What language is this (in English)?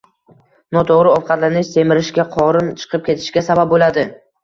Uzbek